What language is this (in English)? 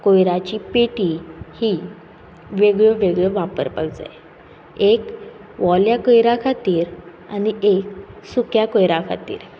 Konkani